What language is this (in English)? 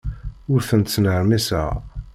Kabyle